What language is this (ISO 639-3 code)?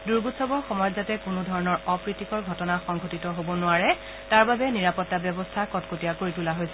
asm